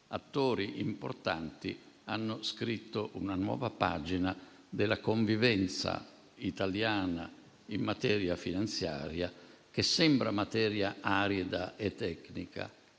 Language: Italian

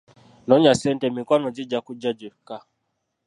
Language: Ganda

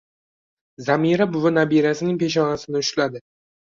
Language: Uzbek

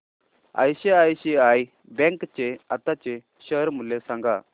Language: Marathi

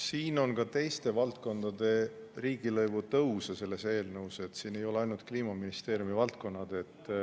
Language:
Estonian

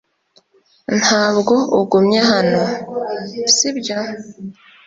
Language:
Kinyarwanda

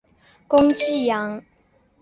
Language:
Chinese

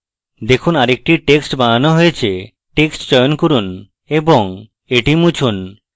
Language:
Bangla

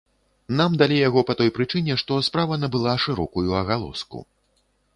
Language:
Belarusian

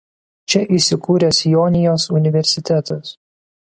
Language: Lithuanian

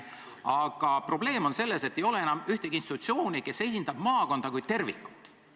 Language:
Estonian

